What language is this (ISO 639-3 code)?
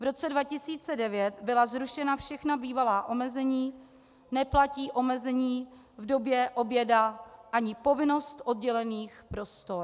ces